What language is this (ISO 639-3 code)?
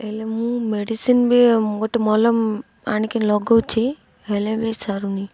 ori